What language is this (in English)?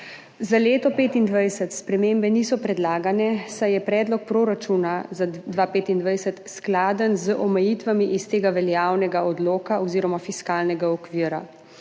Slovenian